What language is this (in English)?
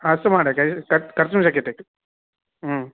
Sanskrit